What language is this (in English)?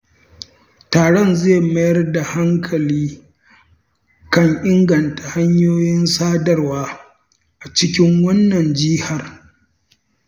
Hausa